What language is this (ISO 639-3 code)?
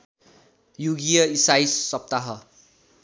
nep